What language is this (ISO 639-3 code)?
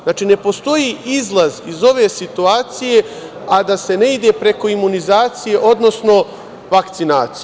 srp